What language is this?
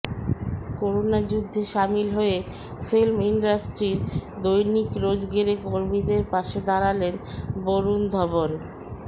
Bangla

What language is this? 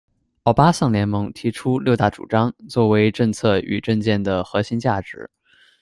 Chinese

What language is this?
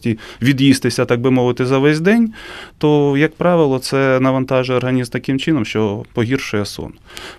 Ukrainian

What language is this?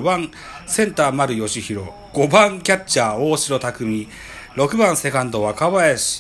Japanese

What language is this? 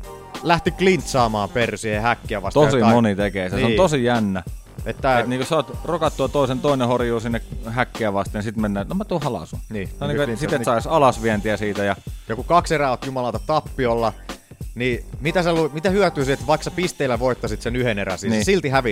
Finnish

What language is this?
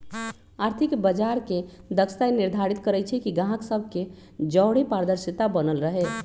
Magahi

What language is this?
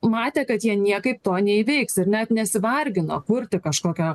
Lithuanian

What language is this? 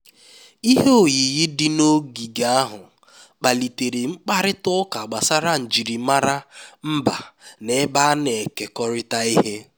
Igbo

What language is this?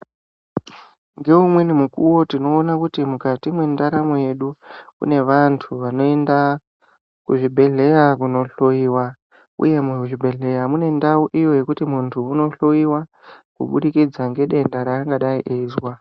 Ndau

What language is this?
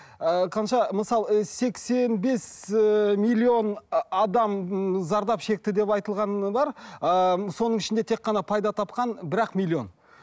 Kazakh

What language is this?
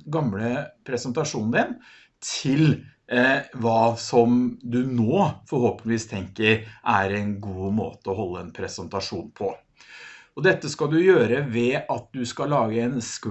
Norwegian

